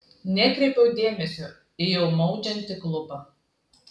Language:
Lithuanian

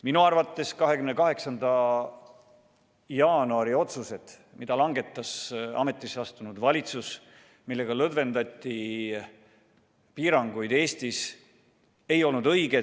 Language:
Estonian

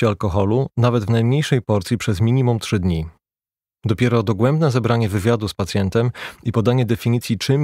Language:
Polish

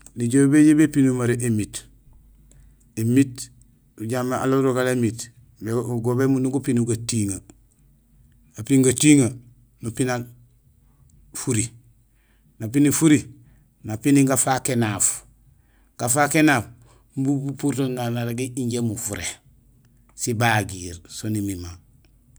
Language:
Gusilay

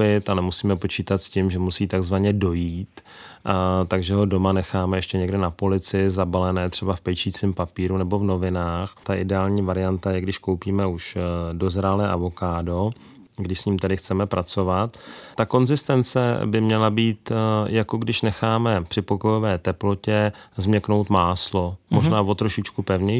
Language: Czech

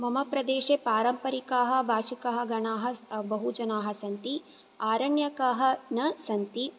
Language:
Sanskrit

